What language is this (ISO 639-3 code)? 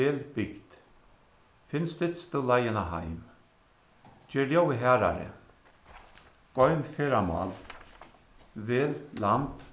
fao